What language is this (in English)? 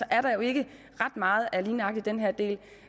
Danish